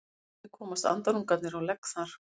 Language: Icelandic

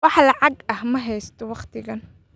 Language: Somali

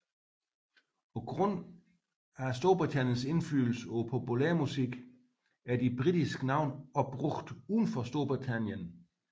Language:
Danish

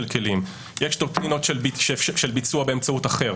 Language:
Hebrew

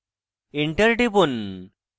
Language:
Bangla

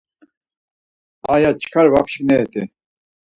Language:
Laz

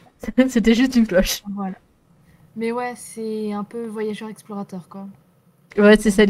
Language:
French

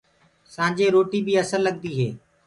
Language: Gurgula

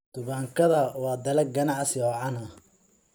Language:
Somali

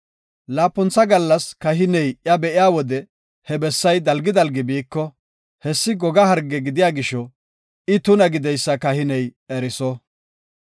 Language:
Gofa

